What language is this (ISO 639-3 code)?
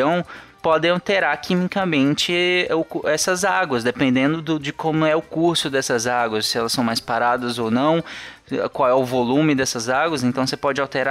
por